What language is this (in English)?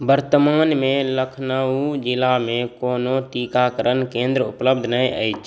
Maithili